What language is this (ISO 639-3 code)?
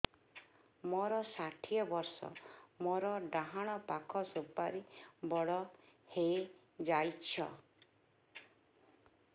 ori